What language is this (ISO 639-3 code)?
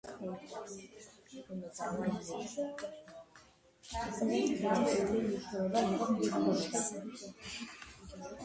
kat